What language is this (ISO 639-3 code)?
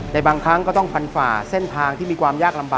tha